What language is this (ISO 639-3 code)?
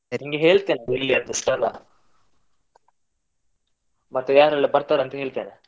kan